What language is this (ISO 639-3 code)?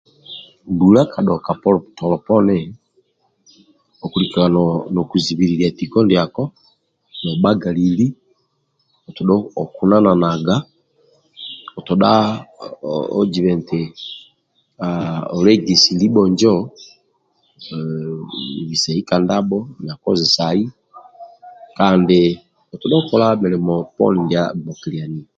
rwm